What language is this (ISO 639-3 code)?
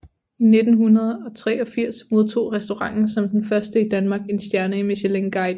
dan